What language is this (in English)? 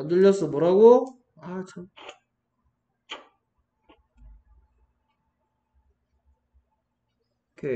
Korean